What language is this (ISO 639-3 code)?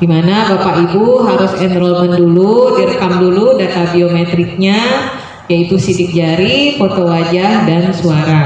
ind